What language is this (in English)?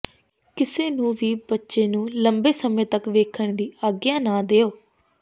Punjabi